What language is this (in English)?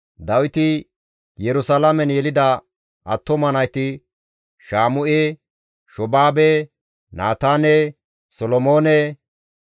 Gamo